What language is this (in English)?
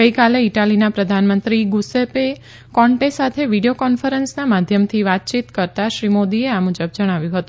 Gujarati